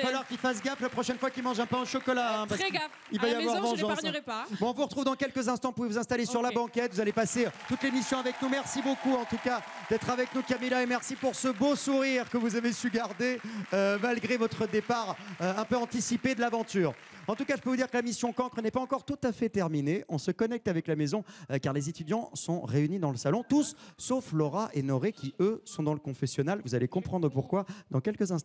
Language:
French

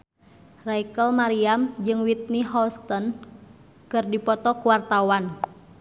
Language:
Sundanese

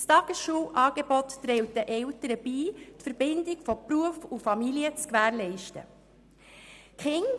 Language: Swiss German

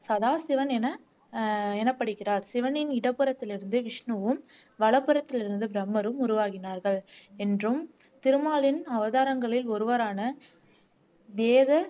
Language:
Tamil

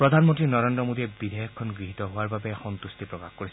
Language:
Assamese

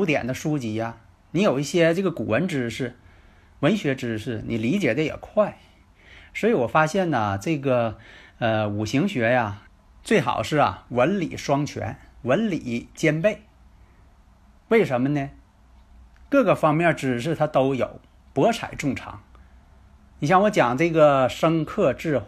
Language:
Chinese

